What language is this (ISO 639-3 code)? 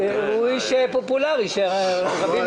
heb